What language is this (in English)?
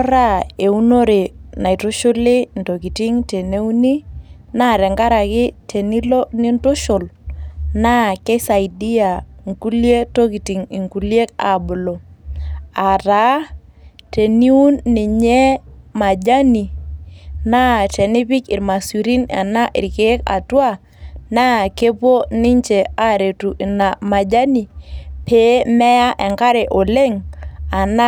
Masai